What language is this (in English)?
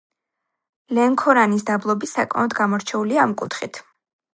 Georgian